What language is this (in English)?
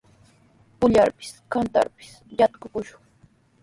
Sihuas Ancash Quechua